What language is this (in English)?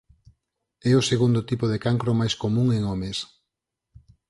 Galician